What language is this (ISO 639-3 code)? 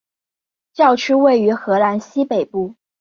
zho